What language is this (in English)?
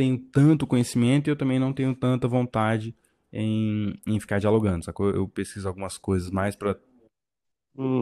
Portuguese